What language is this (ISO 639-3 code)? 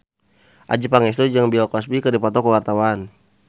sun